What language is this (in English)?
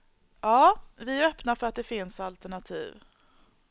Swedish